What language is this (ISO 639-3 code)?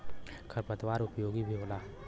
bho